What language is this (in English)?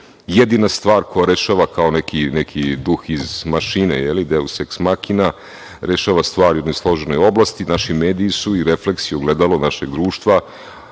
Serbian